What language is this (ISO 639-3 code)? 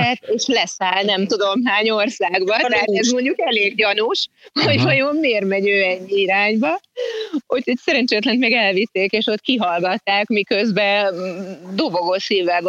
hun